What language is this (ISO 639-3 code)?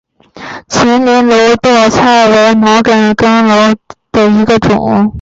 zho